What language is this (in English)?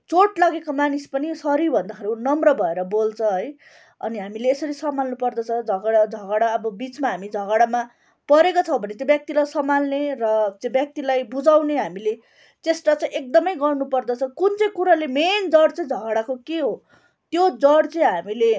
Nepali